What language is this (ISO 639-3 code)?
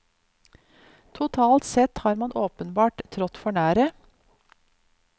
nor